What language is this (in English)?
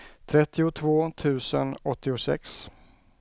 Swedish